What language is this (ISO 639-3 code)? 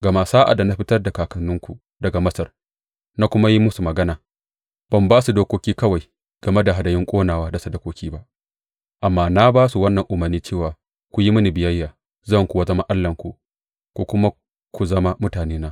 hau